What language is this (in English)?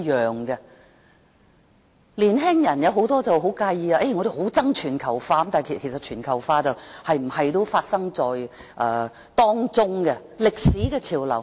Cantonese